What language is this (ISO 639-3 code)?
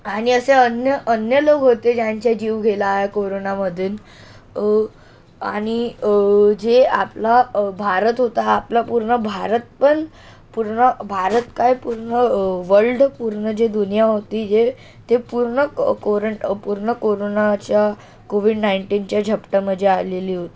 mar